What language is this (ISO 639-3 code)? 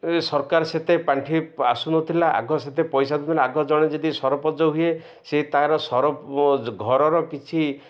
ori